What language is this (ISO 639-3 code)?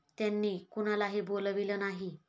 mar